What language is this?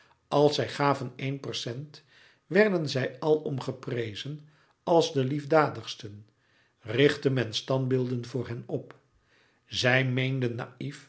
Dutch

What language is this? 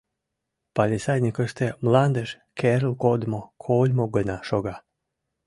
Mari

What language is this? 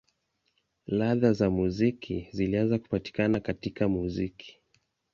Swahili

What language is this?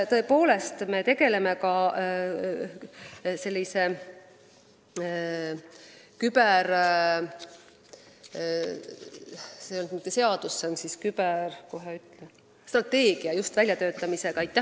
Estonian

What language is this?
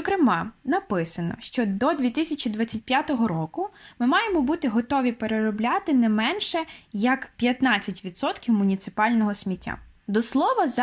Ukrainian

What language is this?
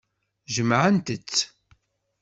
Kabyle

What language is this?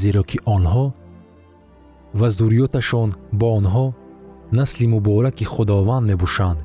Persian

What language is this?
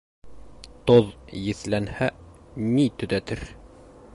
Bashkir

